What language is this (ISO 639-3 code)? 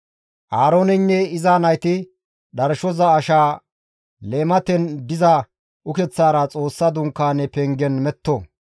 gmv